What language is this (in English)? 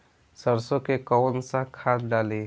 Bhojpuri